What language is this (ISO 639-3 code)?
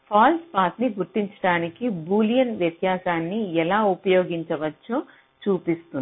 tel